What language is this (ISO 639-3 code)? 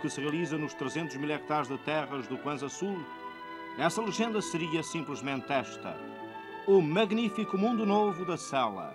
por